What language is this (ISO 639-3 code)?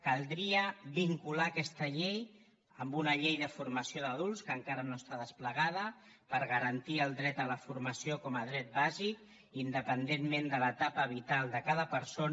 cat